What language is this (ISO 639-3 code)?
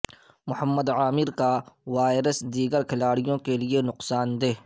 urd